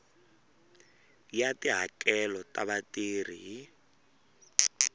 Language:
Tsonga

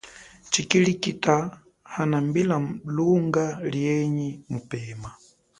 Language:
Chokwe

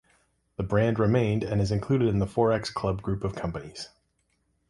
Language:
English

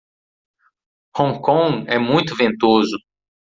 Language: Portuguese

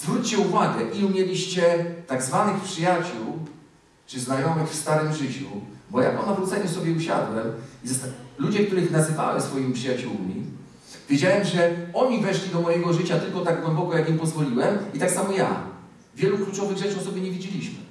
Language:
Polish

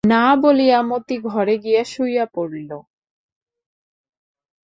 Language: Bangla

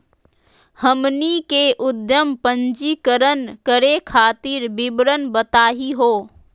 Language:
Magahi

